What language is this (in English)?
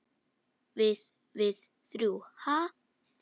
Icelandic